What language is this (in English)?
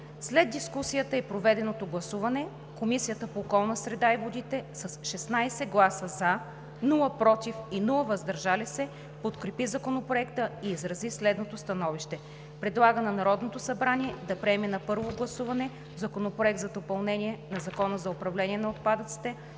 Bulgarian